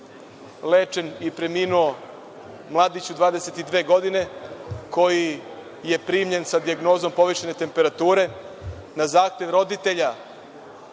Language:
Serbian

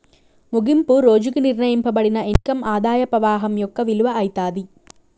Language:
Telugu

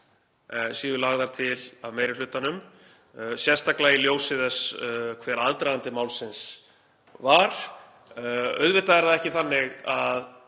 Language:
Icelandic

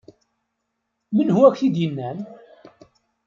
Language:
Kabyle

